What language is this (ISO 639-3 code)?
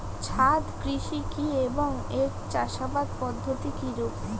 ben